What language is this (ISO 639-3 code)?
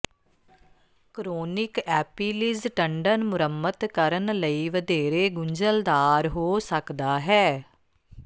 pan